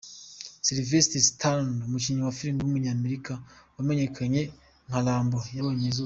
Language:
Kinyarwanda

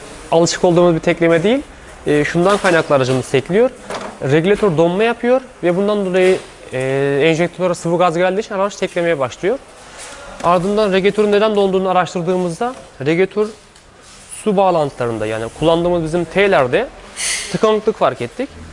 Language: Turkish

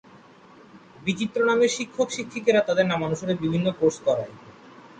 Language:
Bangla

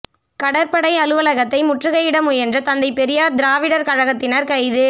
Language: Tamil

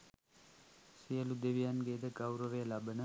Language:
Sinhala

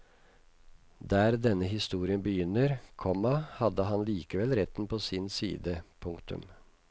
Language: Norwegian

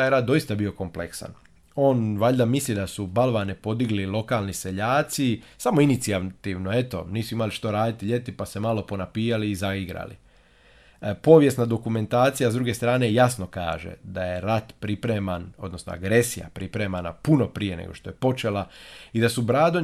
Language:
Croatian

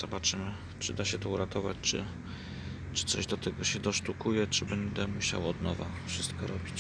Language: Polish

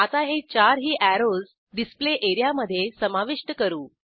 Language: Marathi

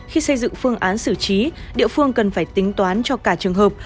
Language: Vietnamese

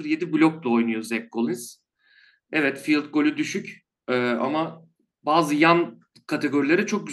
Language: Turkish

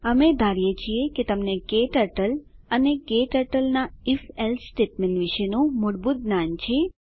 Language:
Gujarati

